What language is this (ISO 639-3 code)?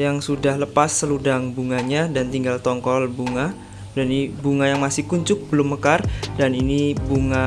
ind